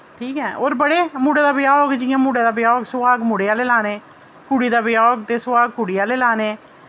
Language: Dogri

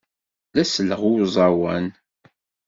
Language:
Kabyle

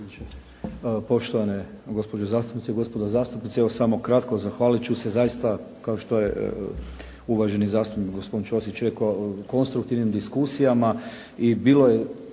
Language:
Croatian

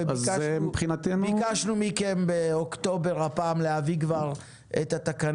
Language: Hebrew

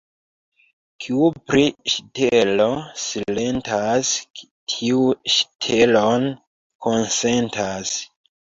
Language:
Esperanto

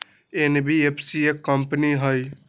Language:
Magahi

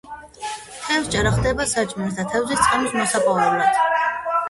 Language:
Georgian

